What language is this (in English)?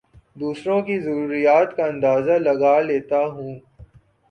Urdu